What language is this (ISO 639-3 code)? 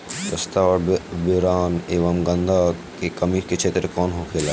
bho